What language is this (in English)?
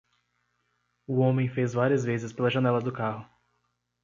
Portuguese